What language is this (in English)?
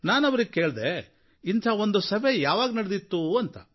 Kannada